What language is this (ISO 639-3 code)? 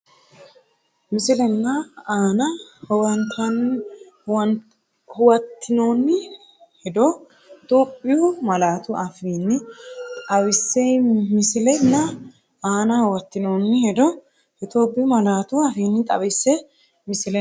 sid